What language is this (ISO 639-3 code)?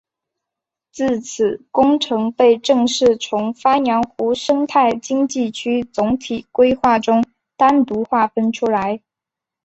zho